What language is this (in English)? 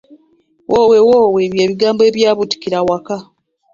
Ganda